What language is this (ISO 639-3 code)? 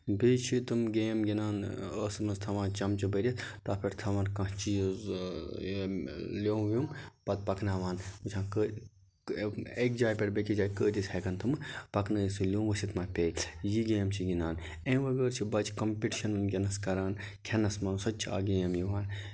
kas